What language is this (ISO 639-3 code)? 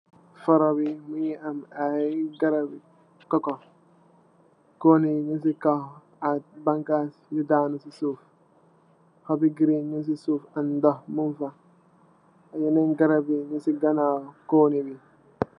wol